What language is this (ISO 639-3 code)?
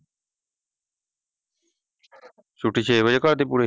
pan